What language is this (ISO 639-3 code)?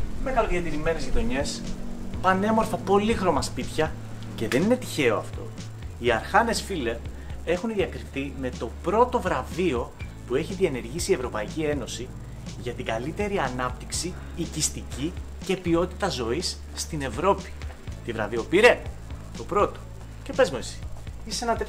ell